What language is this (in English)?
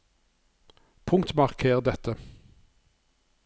Norwegian